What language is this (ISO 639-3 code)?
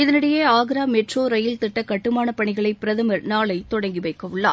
tam